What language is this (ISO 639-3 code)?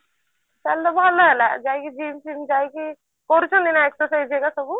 ori